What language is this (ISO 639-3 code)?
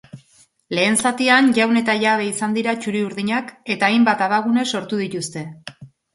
eus